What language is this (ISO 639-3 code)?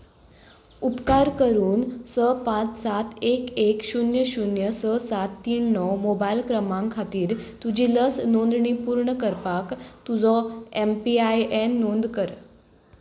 kok